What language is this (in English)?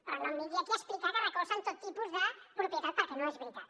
Catalan